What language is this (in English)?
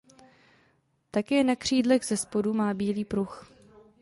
Czech